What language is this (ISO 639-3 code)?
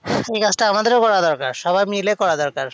ben